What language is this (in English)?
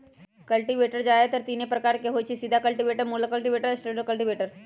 Magahi